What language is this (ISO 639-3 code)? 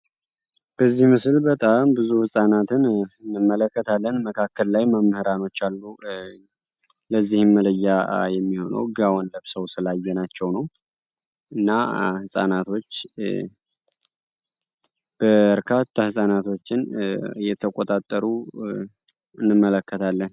amh